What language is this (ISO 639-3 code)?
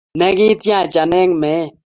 kln